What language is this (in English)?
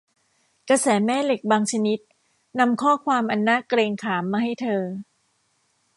Thai